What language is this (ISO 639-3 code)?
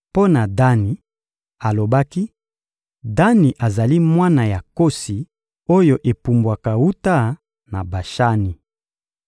lin